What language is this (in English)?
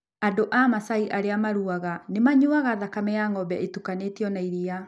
Kikuyu